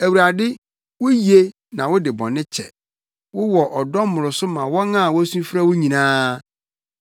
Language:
Akan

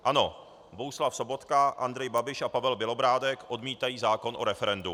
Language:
Czech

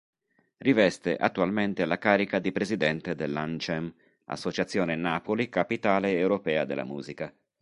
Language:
Italian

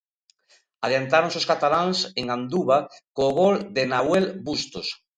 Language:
Galician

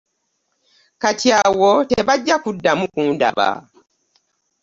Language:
Ganda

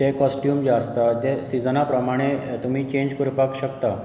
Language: Konkani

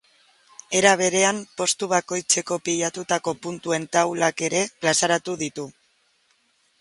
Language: Basque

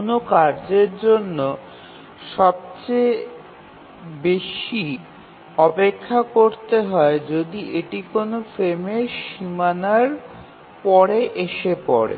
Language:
Bangla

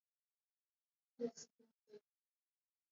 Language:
Latvian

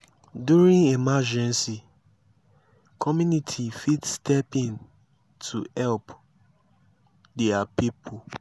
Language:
Nigerian Pidgin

